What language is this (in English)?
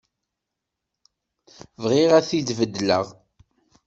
Kabyle